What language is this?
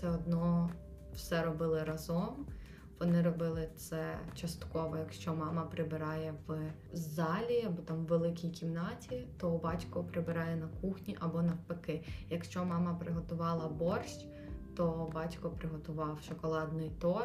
Ukrainian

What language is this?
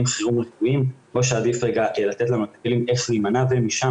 Hebrew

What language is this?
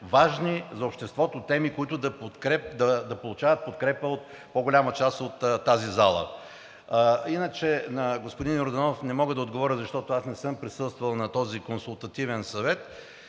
Bulgarian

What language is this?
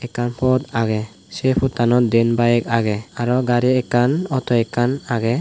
Chakma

